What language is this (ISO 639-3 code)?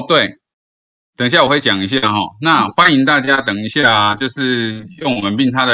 zho